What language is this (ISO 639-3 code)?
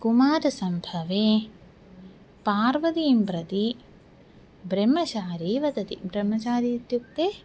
san